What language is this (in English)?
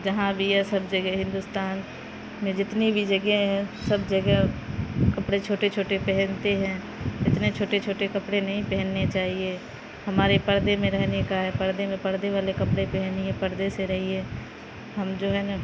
Urdu